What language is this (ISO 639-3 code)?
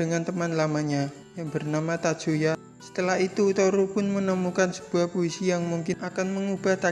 ind